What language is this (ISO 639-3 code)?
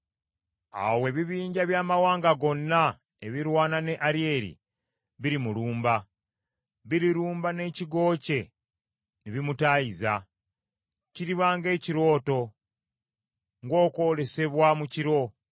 lug